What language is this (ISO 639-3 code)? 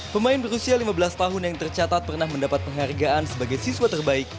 ind